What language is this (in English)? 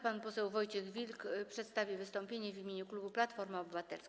Polish